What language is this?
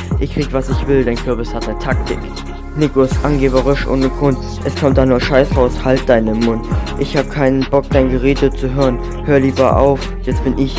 German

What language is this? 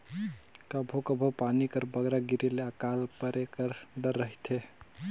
Chhattisgarhi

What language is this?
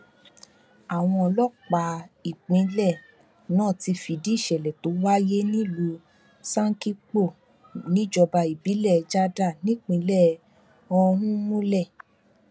Yoruba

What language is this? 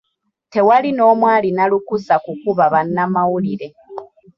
Ganda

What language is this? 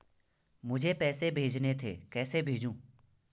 Hindi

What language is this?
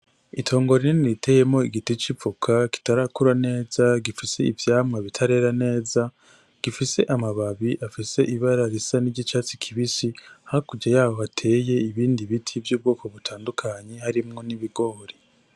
Rundi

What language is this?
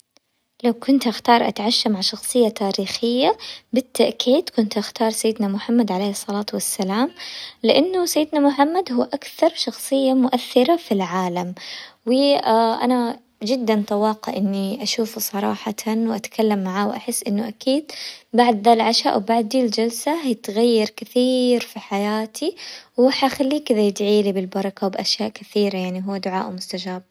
Hijazi Arabic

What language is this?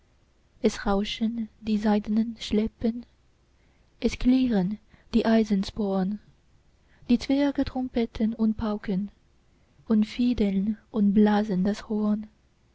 German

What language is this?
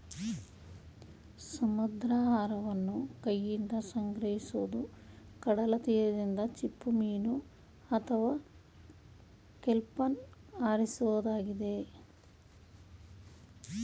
Kannada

